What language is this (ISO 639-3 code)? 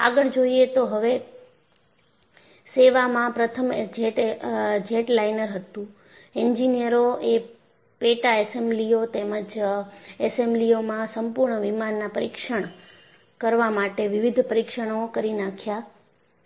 guj